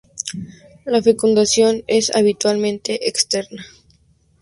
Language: Spanish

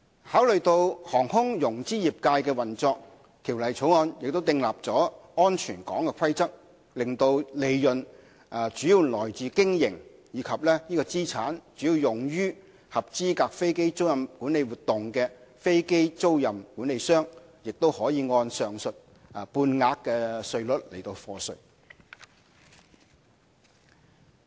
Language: Cantonese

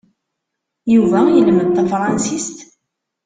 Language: Kabyle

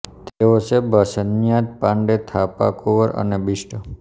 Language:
Gujarati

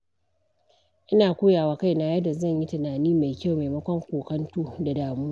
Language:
Hausa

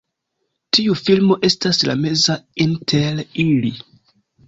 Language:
Esperanto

